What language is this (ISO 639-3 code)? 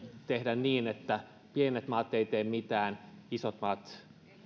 fin